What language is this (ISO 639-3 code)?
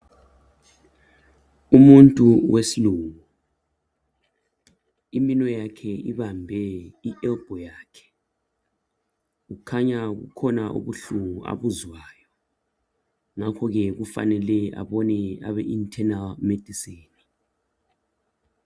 nde